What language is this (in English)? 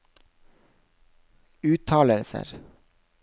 Norwegian